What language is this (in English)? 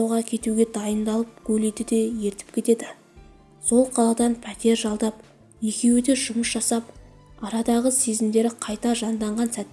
Turkish